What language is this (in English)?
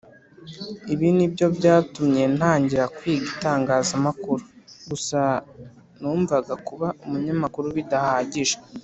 Kinyarwanda